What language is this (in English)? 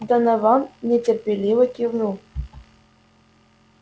Russian